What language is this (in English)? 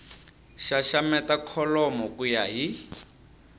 Tsonga